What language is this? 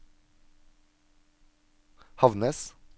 Norwegian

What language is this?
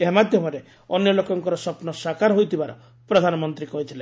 Odia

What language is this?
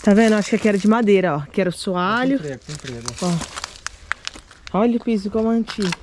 Portuguese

